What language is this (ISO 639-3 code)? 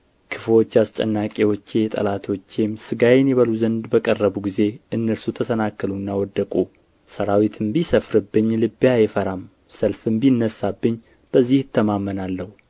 amh